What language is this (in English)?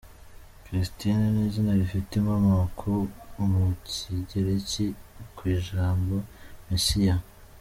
Kinyarwanda